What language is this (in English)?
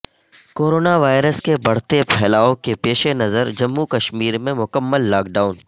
Urdu